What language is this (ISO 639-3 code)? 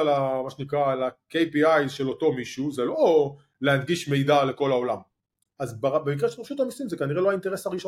heb